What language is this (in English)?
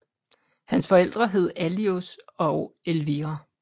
Danish